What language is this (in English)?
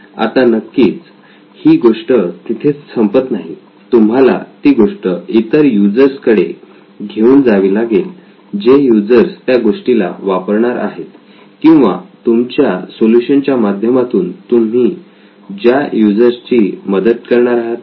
Marathi